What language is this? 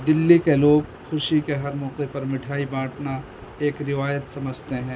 Urdu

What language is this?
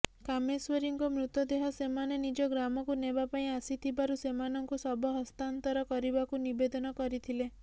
Odia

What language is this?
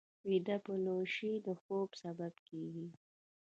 Pashto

